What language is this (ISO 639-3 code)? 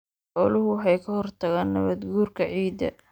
som